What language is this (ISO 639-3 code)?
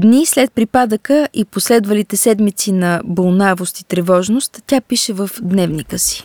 bul